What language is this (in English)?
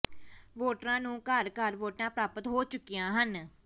Punjabi